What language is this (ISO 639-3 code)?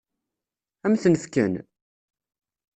kab